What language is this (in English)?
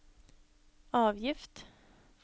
Norwegian